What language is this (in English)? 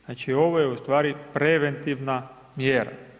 Croatian